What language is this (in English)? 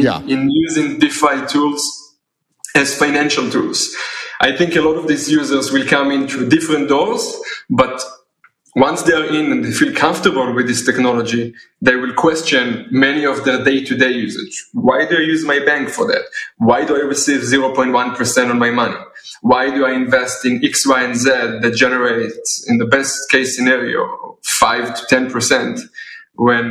English